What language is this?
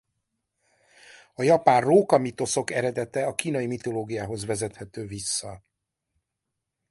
Hungarian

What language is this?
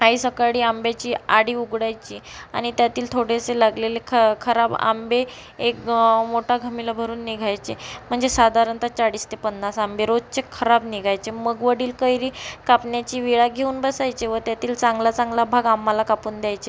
Marathi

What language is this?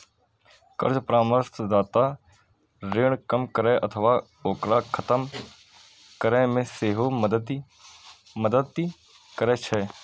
Maithili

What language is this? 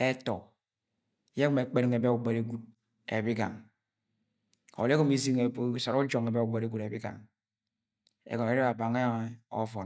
Agwagwune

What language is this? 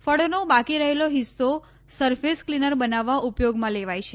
Gujarati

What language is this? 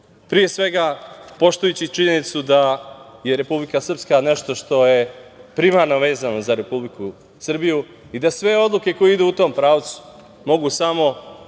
Serbian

